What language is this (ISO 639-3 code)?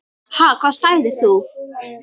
isl